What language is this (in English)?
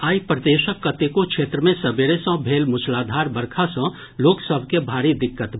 Maithili